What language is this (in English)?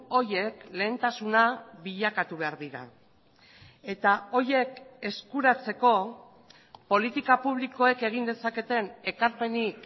Basque